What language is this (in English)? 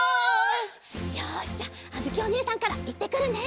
Japanese